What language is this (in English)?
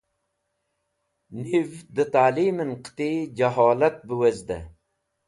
Wakhi